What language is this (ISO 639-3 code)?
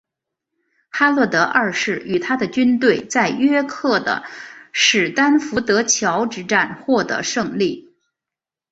zho